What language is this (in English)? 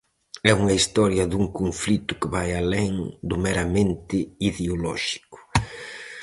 Galician